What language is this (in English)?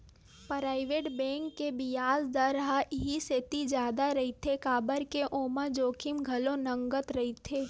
Chhattisgarhi